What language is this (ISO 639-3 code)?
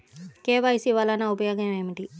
tel